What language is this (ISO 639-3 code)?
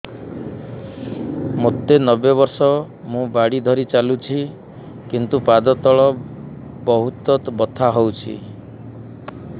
ori